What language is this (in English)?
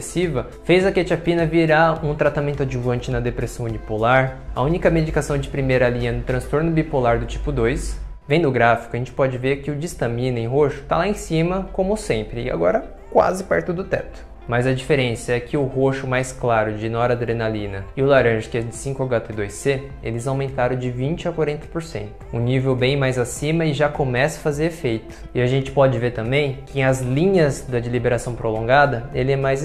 Portuguese